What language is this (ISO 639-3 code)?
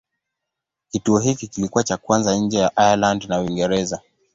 swa